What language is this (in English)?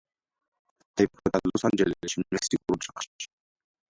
Georgian